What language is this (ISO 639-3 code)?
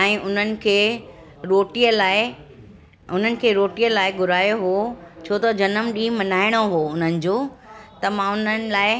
snd